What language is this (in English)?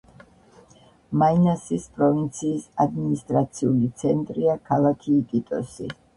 Georgian